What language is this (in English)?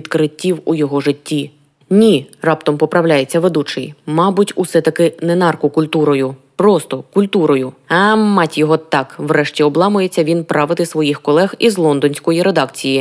Ukrainian